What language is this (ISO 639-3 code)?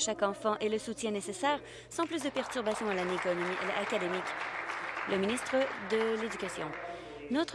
fra